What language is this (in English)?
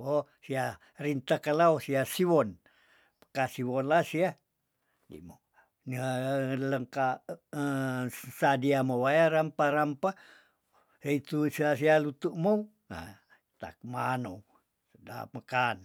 Tondano